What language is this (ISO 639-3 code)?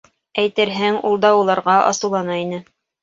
bak